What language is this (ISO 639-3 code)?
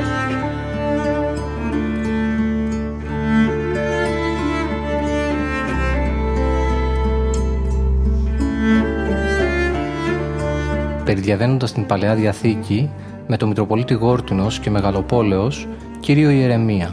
ell